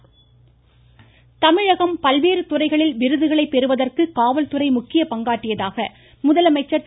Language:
Tamil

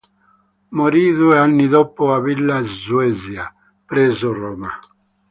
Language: Italian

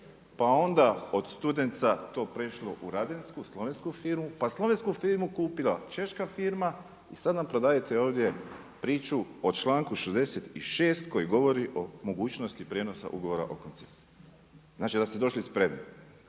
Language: Croatian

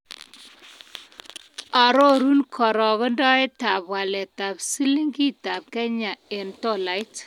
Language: Kalenjin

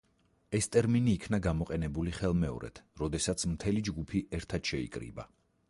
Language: Georgian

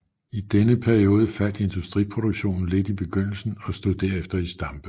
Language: Danish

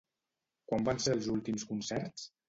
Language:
Catalan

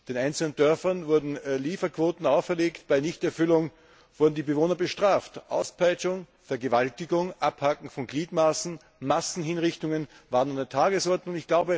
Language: German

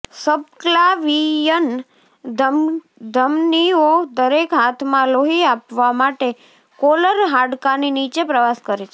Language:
Gujarati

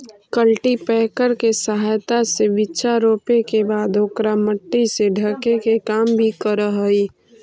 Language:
Magahi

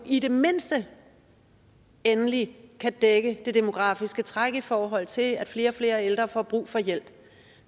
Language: Danish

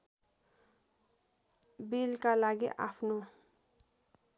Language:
Nepali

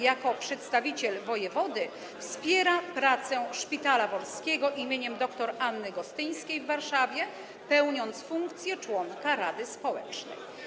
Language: Polish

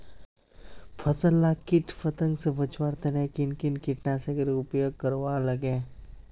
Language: Magahi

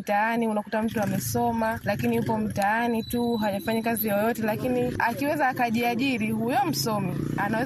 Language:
Swahili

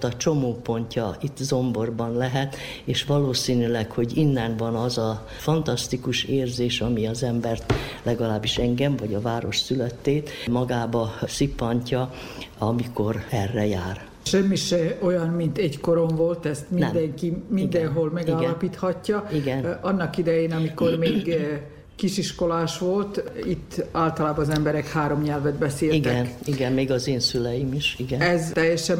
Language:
Hungarian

